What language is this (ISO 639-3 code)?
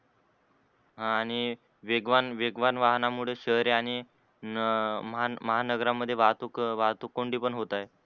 mar